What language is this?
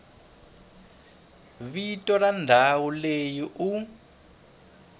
Tsonga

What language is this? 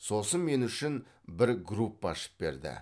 Kazakh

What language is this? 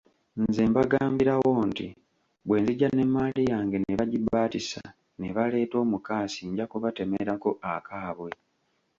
Ganda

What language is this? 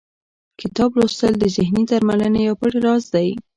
Pashto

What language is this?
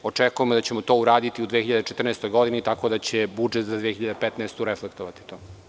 Serbian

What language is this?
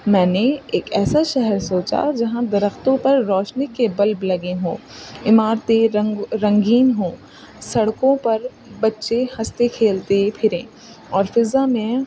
Urdu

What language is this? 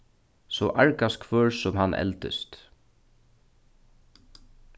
Faroese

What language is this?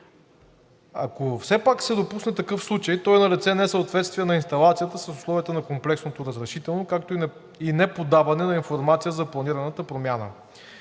Bulgarian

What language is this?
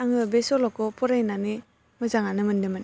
Bodo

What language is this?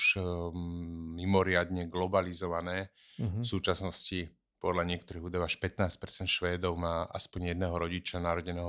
Slovak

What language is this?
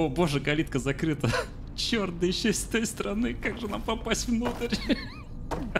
Russian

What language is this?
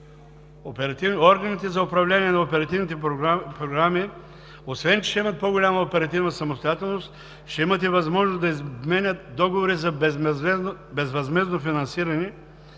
Bulgarian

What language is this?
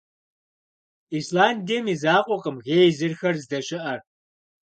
Kabardian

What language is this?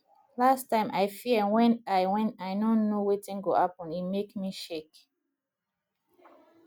Nigerian Pidgin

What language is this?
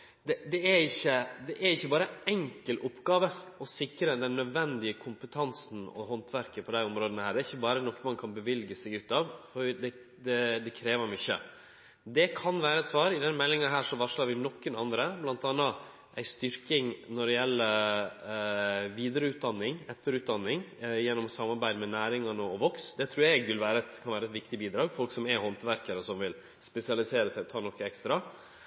Norwegian Nynorsk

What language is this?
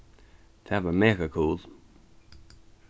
Faroese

